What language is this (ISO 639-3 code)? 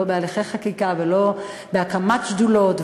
heb